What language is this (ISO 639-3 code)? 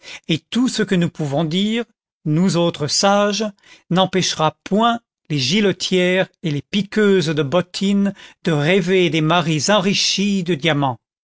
fra